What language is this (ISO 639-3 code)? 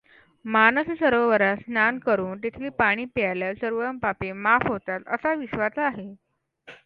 mar